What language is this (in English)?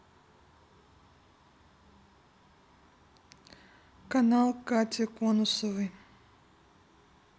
Russian